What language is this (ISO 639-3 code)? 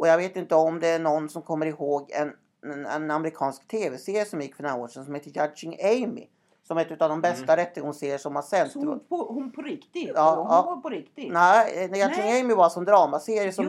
swe